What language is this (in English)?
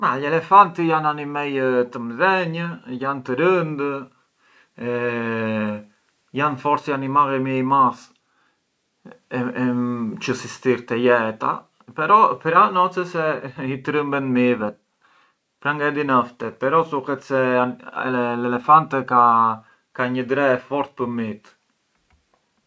Arbëreshë Albanian